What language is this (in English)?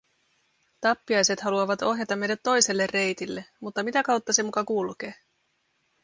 Finnish